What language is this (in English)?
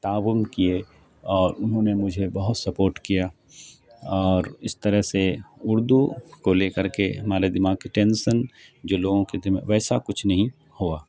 Urdu